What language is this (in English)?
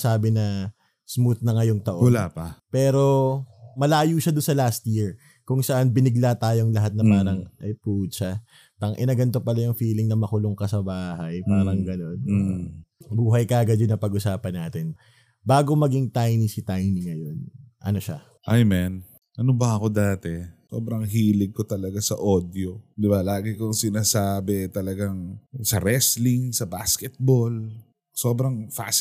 Filipino